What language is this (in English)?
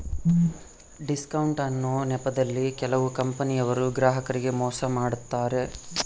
Kannada